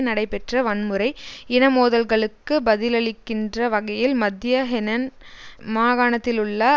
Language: Tamil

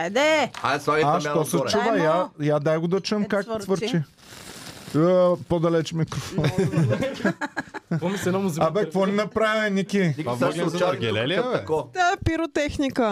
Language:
Bulgarian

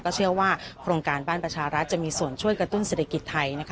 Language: Thai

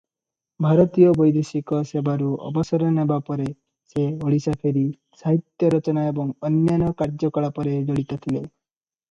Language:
Odia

